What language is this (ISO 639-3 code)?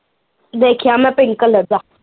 pan